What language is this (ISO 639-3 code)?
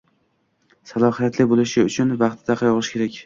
uzb